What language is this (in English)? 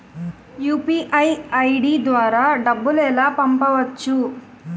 Telugu